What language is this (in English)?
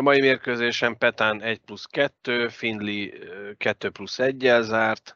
Hungarian